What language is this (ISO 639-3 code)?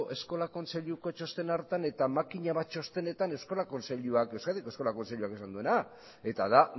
eus